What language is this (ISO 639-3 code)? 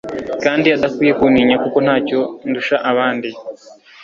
kin